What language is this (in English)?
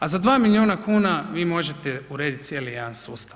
Croatian